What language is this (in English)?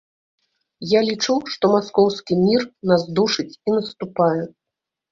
Belarusian